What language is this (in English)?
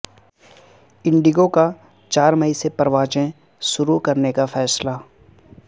Urdu